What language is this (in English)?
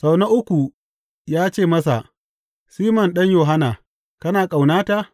Hausa